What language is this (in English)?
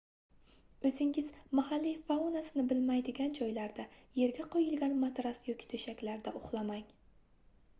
Uzbek